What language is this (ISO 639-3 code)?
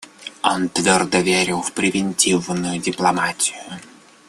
rus